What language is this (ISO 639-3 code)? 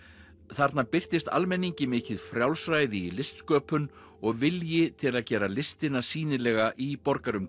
isl